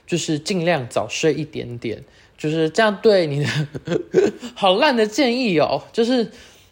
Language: Chinese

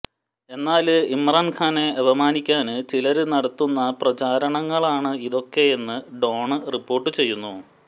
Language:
Malayalam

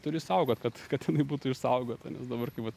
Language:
Lithuanian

